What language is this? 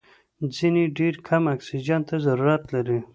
Pashto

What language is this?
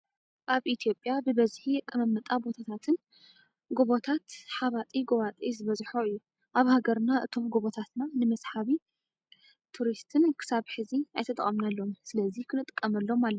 Tigrinya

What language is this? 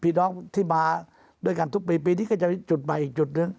Thai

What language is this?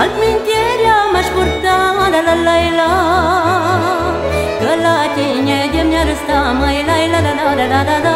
Romanian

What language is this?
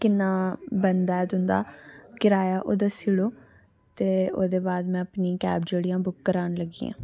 Dogri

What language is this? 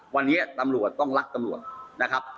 Thai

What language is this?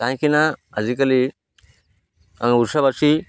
Odia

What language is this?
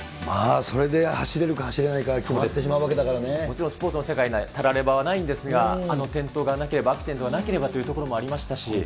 Japanese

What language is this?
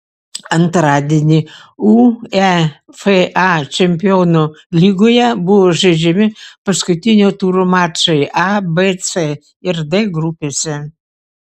Lithuanian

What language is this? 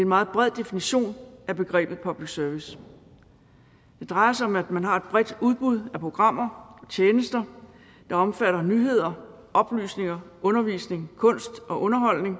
Danish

